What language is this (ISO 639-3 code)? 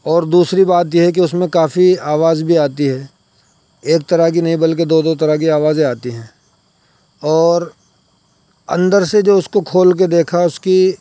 urd